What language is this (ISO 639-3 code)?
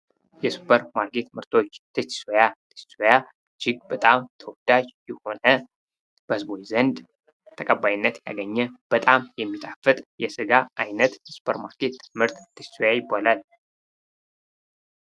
amh